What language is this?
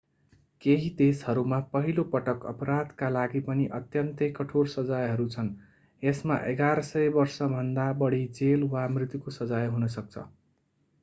Nepali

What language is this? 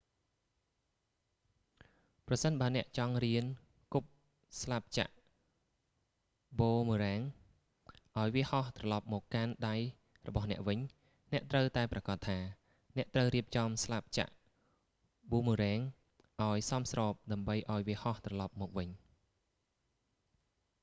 Khmer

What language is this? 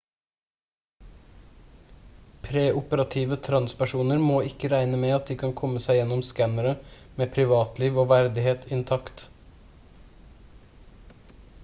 Norwegian Bokmål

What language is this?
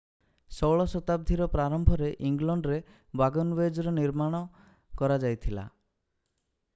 Odia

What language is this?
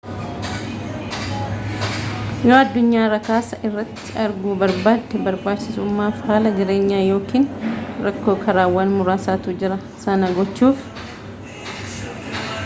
Oromo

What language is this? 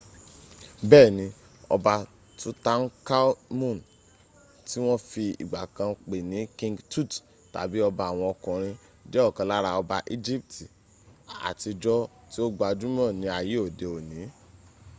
Yoruba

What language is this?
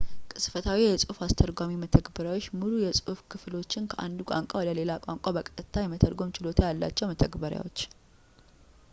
Amharic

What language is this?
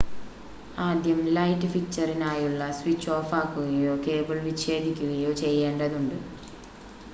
Malayalam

